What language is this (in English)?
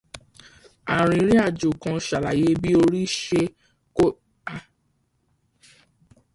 Yoruba